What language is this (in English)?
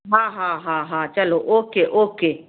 Sindhi